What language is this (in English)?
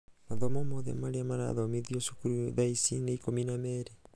Kikuyu